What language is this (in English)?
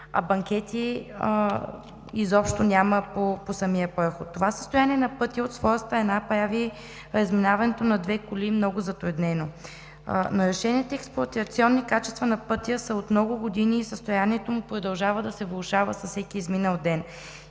Bulgarian